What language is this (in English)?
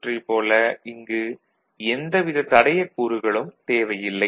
Tamil